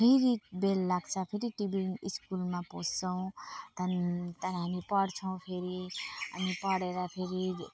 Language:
Nepali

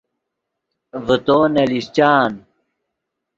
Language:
Yidgha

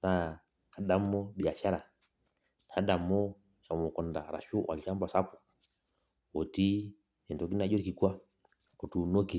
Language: Masai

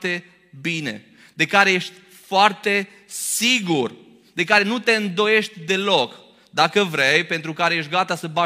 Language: Romanian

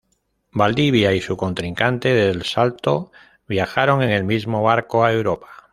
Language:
Spanish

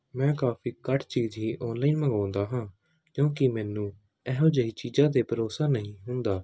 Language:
Punjabi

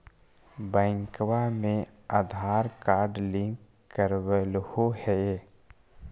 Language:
Magahi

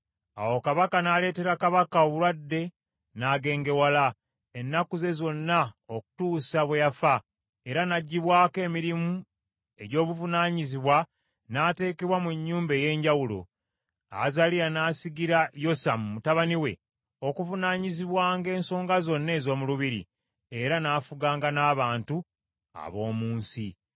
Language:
Ganda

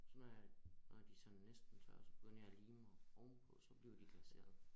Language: Danish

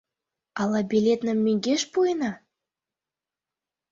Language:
Mari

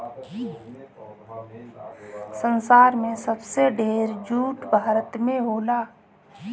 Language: Bhojpuri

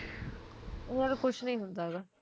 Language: Punjabi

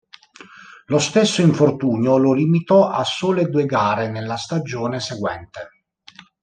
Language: Italian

